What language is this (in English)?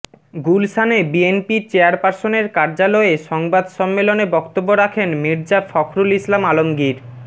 Bangla